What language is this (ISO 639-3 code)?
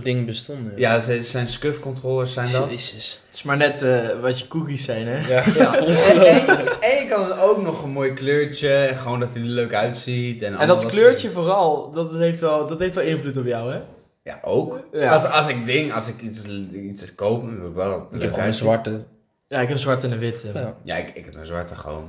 nld